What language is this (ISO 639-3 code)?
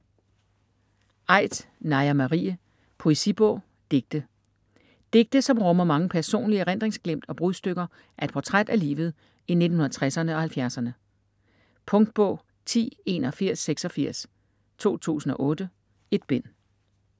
dan